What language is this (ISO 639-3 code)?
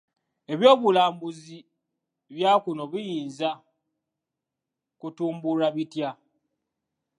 lug